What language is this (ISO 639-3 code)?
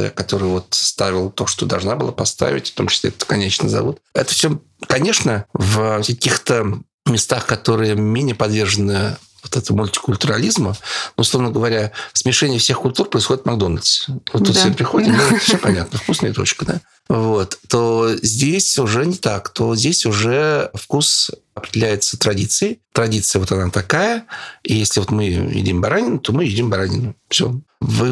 rus